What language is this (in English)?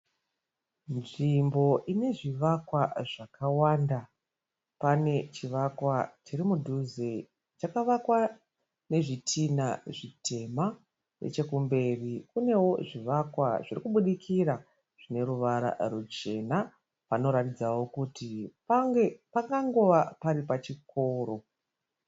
Shona